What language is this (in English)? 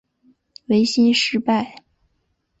Chinese